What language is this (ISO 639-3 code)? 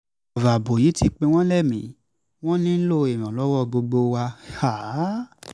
yor